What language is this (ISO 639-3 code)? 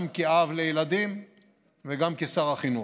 heb